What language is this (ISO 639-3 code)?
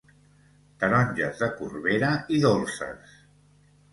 cat